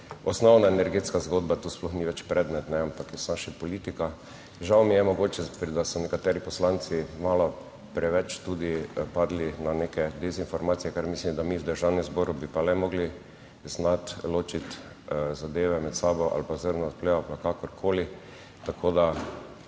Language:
Slovenian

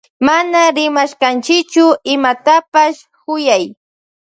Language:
Loja Highland Quichua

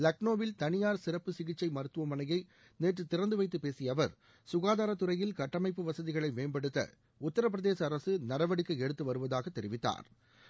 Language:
Tamil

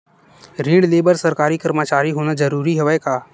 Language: Chhattisgarhi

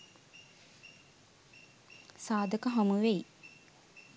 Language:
Sinhala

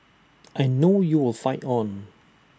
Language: English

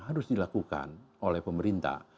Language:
Indonesian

